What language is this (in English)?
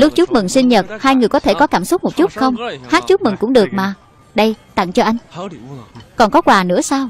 Vietnamese